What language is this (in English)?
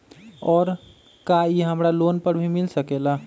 Magahi